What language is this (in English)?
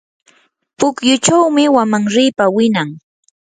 Yanahuanca Pasco Quechua